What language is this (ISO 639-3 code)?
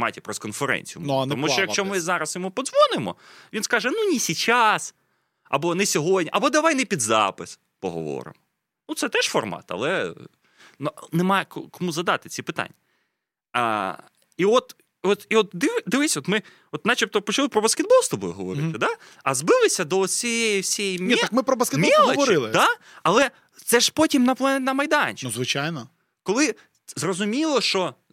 ukr